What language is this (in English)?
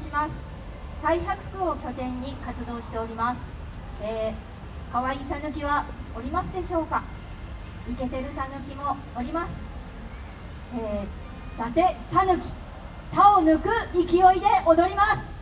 Japanese